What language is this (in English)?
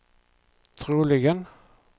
Swedish